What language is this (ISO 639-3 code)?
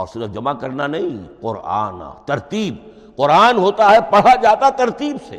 urd